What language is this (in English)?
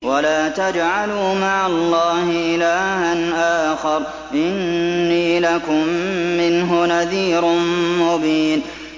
Arabic